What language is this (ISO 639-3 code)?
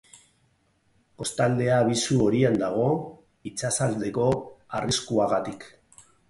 eus